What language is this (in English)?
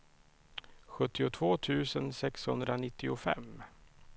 Swedish